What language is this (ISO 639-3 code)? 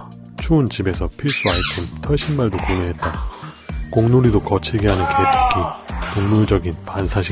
kor